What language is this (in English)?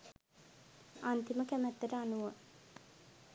Sinhala